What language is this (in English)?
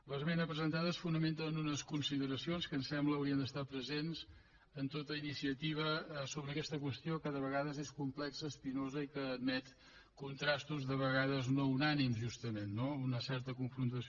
Catalan